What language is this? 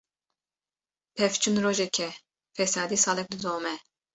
Kurdish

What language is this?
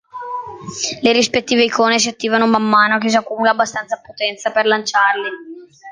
Italian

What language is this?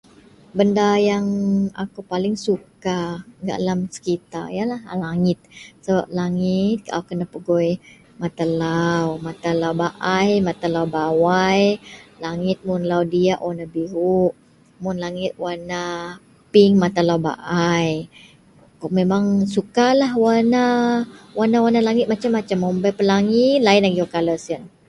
Central Melanau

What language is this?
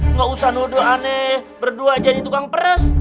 Indonesian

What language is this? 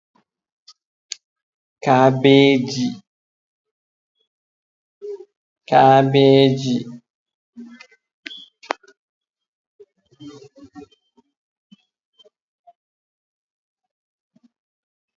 Fula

